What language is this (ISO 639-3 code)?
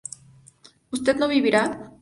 spa